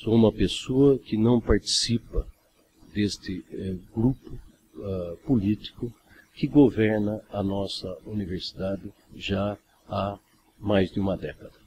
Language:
Portuguese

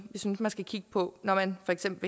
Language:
Danish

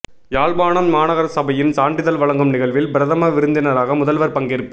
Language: Tamil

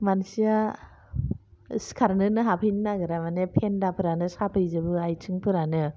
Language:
Bodo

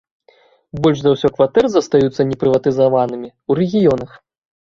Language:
Belarusian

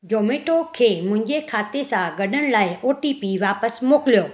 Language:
Sindhi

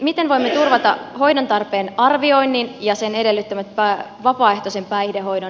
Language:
Finnish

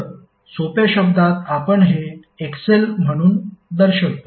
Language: Marathi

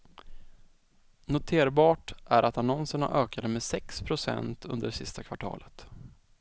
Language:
Swedish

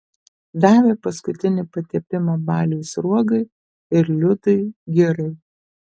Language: Lithuanian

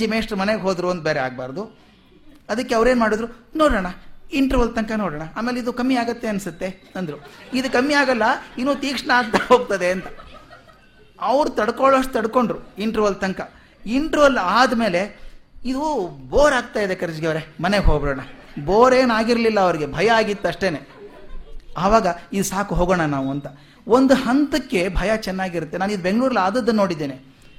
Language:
Kannada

